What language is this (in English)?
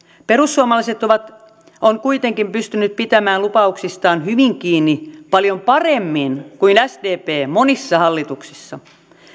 Finnish